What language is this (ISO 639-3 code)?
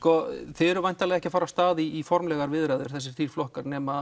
isl